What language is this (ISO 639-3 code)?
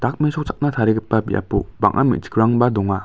grt